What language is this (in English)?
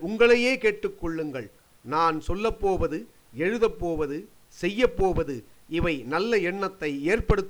Tamil